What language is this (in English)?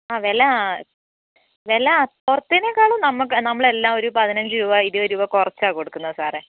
Malayalam